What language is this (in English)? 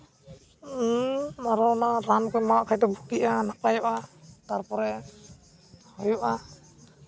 Santali